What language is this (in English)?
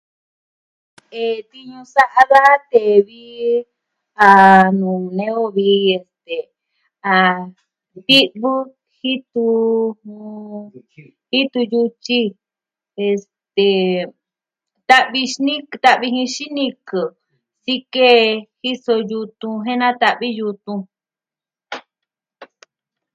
Southwestern Tlaxiaco Mixtec